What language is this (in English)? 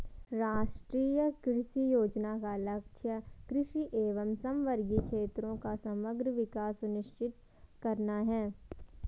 Hindi